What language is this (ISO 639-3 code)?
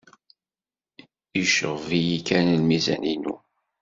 kab